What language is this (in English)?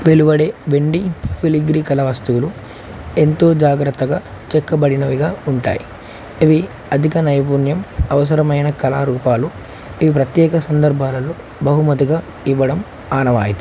Telugu